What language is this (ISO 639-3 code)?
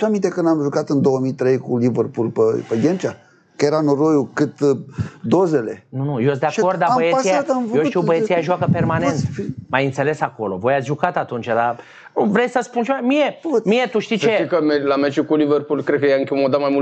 ron